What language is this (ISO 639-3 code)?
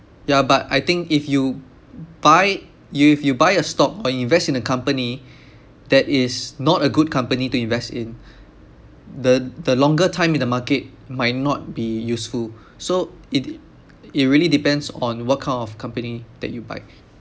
eng